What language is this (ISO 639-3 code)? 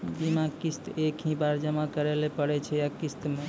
mai